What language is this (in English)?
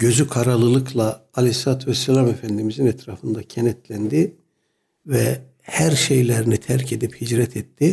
Turkish